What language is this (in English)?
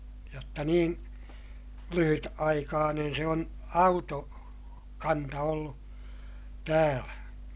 Finnish